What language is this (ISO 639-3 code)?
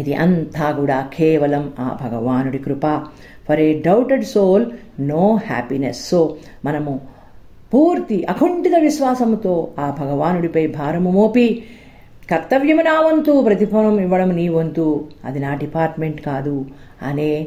tel